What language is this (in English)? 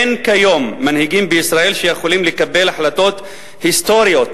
Hebrew